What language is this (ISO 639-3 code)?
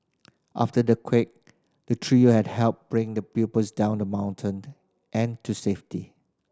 eng